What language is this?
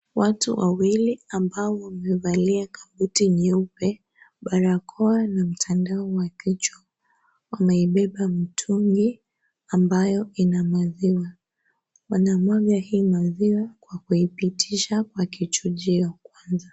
Swahili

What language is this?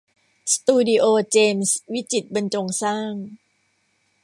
Thai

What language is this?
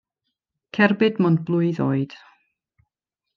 Welsh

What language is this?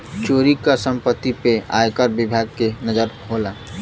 Bhojpuri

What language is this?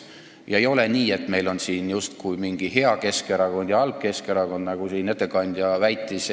Estonian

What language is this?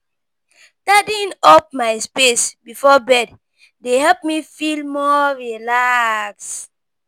Nigerian Pidgin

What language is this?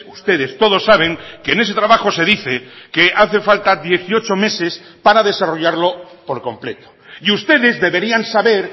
Spanish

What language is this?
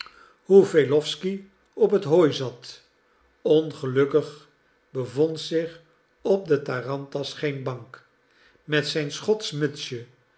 Dutch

